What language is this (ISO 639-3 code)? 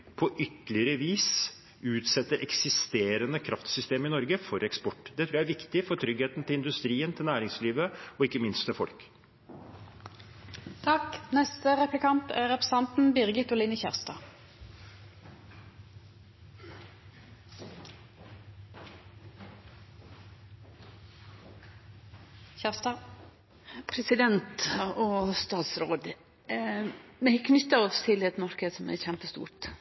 nor